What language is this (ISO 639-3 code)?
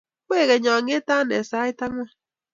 kln